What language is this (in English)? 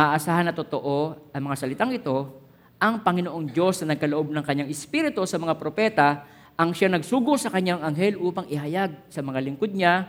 Filipino